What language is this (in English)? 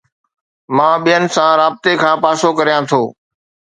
Sindhi